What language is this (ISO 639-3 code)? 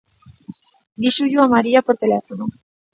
glg